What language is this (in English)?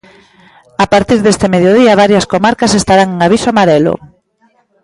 Galician